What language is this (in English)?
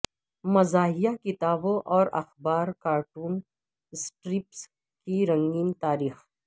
Urdu